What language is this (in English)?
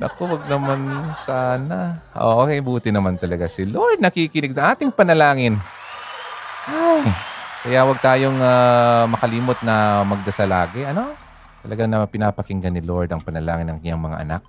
Filipino